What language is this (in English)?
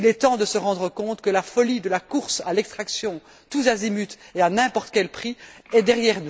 French